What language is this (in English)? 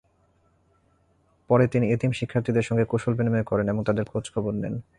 Bangla